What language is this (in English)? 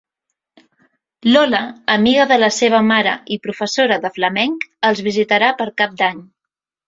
Catalan